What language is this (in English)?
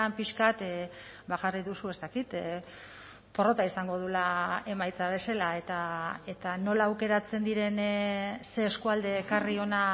Basque